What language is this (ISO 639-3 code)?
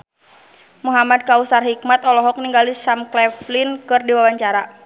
sun